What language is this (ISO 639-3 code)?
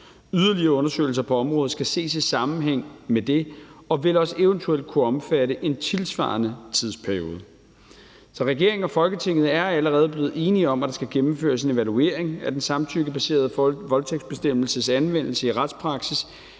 dan